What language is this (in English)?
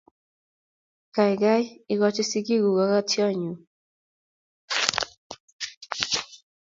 Kalenjin